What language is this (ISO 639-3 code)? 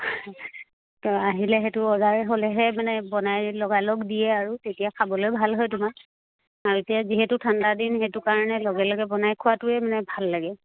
asm